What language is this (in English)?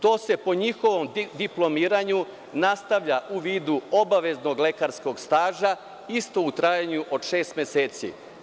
Serbian